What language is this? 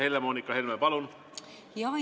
Estonian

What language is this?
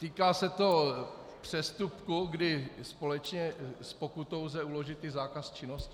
Czech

